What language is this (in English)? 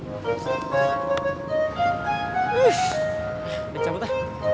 Indonesian